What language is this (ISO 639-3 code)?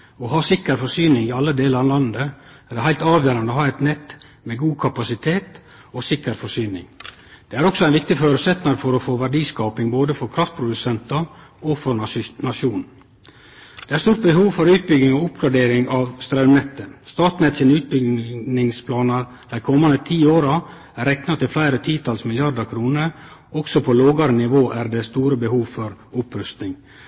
nno